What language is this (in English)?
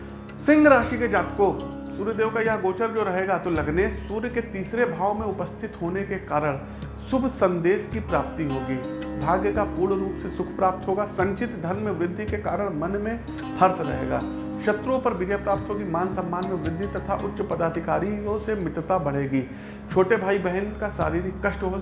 Hindi